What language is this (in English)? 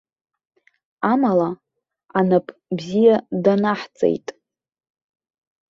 Abkhazian